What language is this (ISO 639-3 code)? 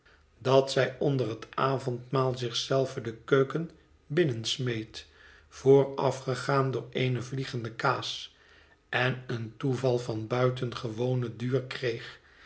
nld